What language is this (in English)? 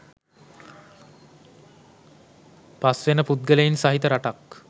Sinhala